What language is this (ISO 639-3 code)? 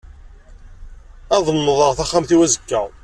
kab